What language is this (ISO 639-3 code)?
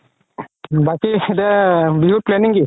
asm